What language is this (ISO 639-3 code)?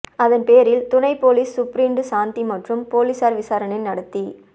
tam